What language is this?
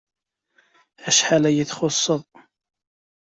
Kabyle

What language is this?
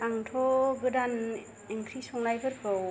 Bodo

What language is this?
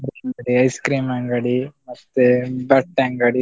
Kannada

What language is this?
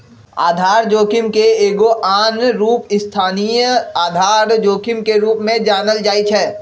Magahi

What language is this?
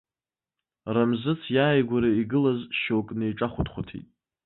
Abkhazian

